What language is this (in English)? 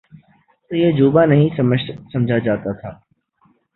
Urdu